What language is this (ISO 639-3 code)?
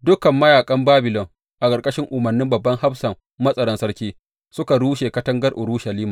hau